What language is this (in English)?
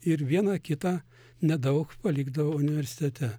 Lithuanian